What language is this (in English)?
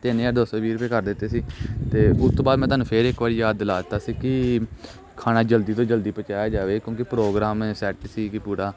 Punjabi